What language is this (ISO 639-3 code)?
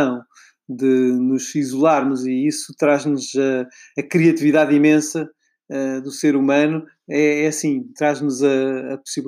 por